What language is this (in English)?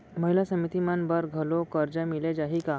Chhattisgarhi